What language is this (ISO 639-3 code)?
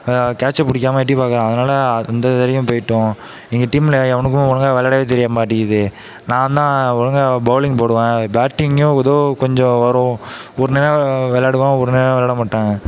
tam